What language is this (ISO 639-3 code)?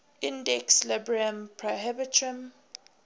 eng